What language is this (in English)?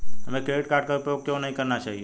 Hindi